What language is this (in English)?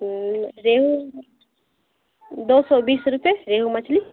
Urdu